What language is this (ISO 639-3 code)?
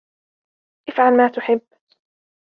ara